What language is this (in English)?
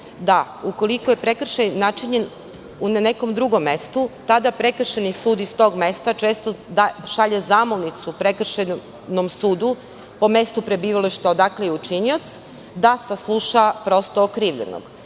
Serbian